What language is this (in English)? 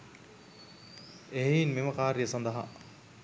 Sinhala